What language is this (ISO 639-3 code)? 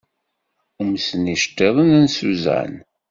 kab